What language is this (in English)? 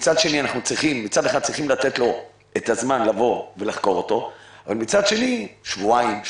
Hebrew